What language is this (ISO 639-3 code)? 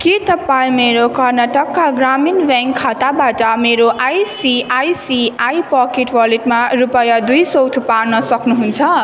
nep